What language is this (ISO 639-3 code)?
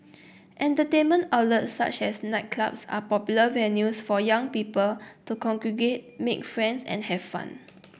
eng